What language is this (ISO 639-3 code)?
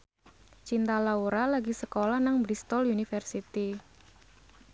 jav